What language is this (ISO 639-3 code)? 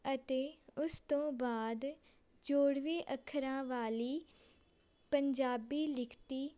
pan